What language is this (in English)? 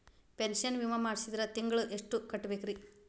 Kannada